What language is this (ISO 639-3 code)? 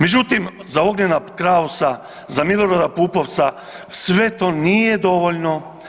hrv